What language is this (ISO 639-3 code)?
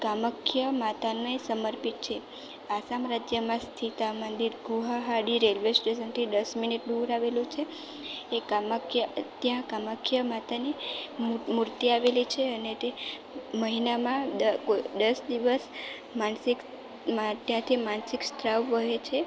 guj